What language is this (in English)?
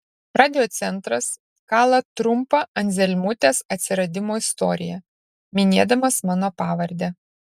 Lithuanian